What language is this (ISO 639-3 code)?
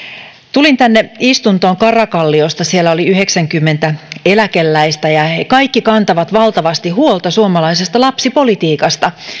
fin